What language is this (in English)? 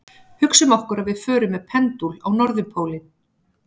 Icelandic